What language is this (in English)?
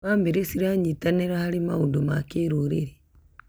Kikuyu